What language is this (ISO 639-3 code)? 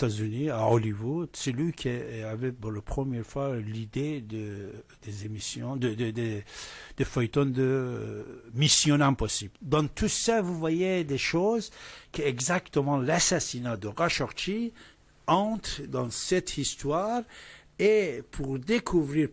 fra